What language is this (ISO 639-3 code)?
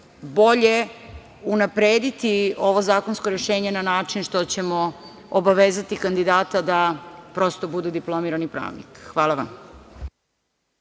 srp